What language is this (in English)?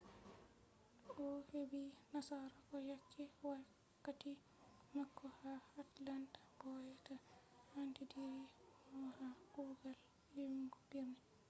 Fula